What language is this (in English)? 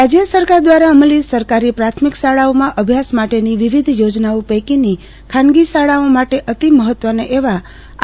Gujarati